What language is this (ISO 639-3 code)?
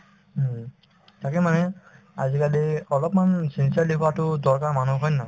asm